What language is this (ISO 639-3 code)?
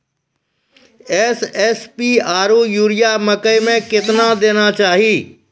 mai